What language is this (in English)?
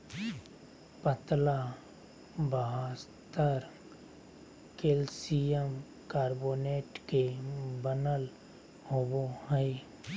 Magahi